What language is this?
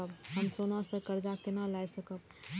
Maithili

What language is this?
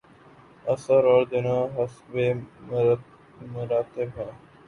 Urdu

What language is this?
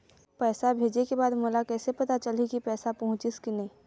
Chhattisgarhi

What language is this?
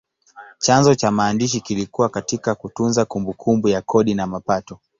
Swahili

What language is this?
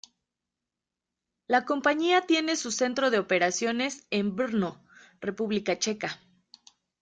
Spanish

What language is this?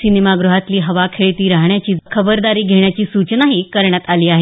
Marathi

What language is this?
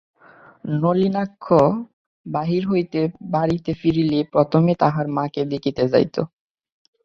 Bangla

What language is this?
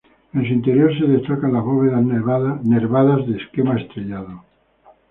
Spanish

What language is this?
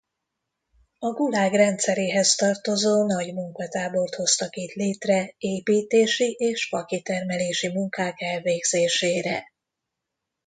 Hungarian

